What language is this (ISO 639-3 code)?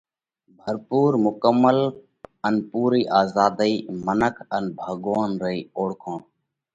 kvx